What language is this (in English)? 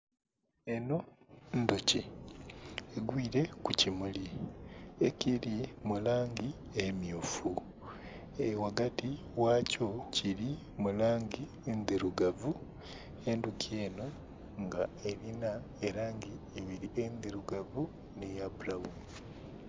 Soga